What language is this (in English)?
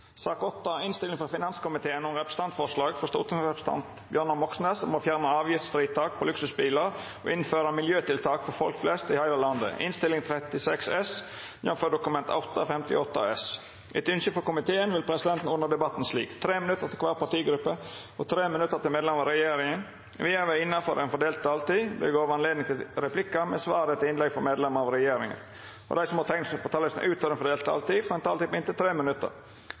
Norwegian Nynorsk